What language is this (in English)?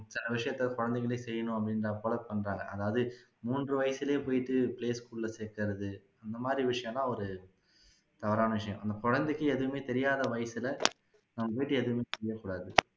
Tamil